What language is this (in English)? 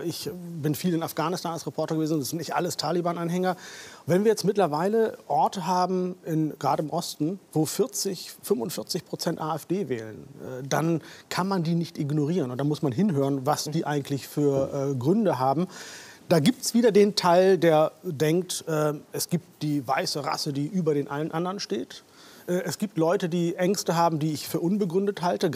German